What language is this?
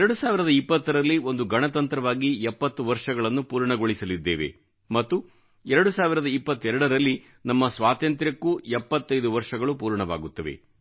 Kannada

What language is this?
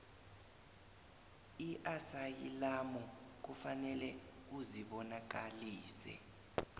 South Ndebele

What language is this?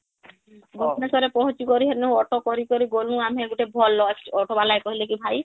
Odia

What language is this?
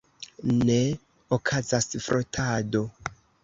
Esperanto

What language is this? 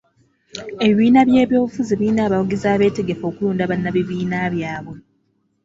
Ganda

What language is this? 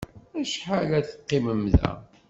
Kabyle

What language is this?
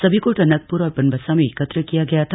Hindi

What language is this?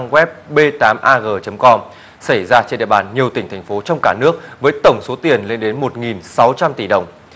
Vietnamese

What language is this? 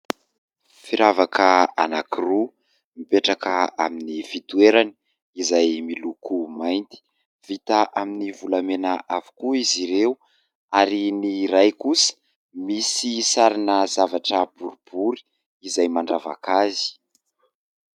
Malagasy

